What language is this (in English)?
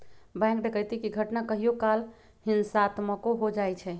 Magahi